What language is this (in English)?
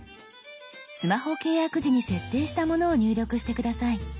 Japanese